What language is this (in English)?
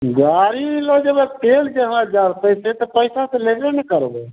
Maithili